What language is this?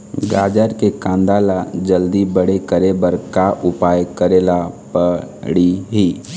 Chhattisgarhi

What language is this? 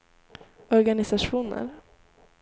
Swedish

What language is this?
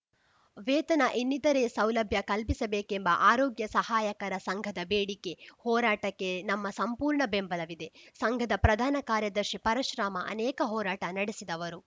Kannada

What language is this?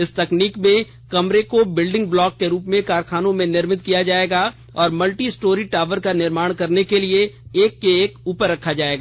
Hindi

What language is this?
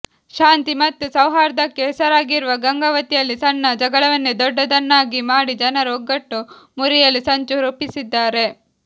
Kannada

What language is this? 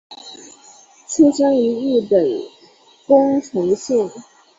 Chinese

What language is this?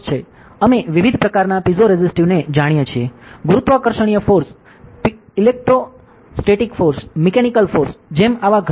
Gujarati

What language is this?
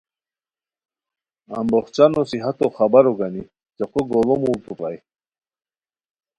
Khowar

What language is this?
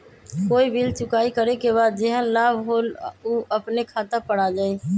Magahi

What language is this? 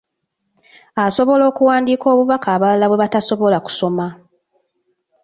Ganda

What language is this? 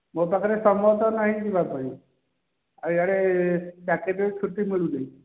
Odia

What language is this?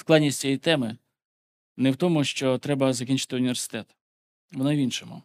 Ukrainian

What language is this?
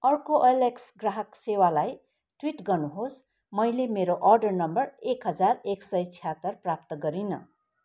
Nepali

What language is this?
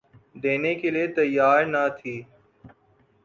Urdu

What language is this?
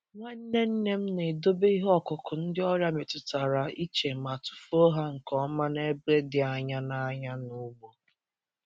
Igbo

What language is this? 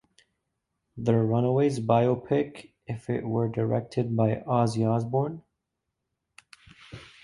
English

